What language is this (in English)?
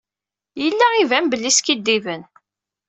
Kabyle